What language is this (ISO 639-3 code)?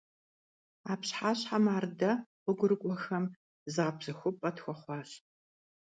kbd